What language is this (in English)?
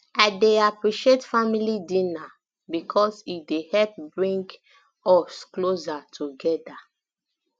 Nigerian Pidgin